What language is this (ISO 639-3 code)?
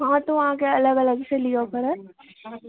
mai